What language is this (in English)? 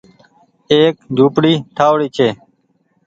Goaria